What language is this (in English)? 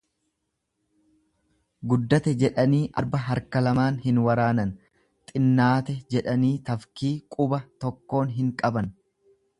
Oromo